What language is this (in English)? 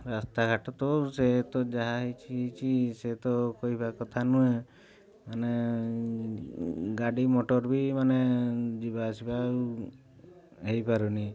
Odia